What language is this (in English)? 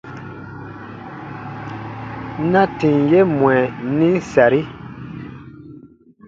Baatonum